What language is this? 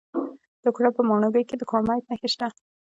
Pashto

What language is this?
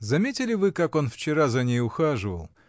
Russian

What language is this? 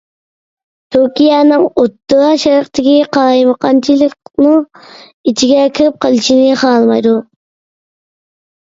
Uyghur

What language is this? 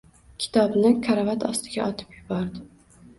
Uzbek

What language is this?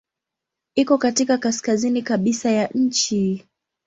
Swahili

